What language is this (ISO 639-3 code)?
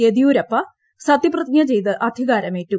mal